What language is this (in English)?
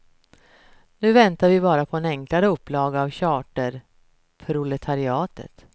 Swedish